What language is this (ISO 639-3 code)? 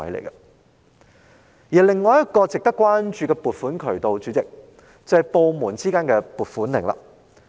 yue